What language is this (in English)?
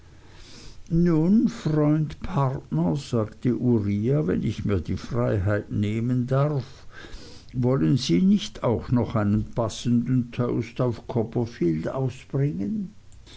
German